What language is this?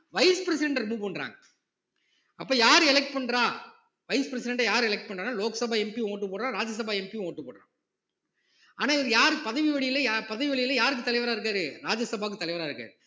Tamil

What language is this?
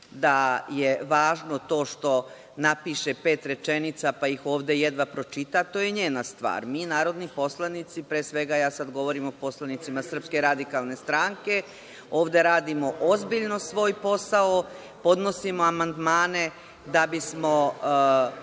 Serbian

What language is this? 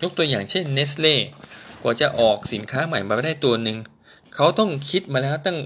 Thai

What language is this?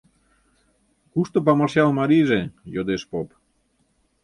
Mari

